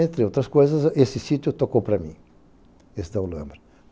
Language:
Portuguese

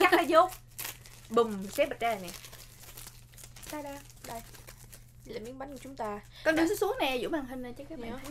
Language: Vietnamese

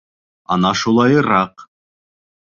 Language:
Bashkir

